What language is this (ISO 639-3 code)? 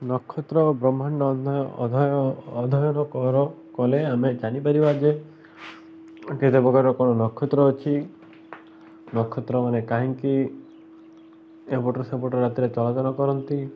ori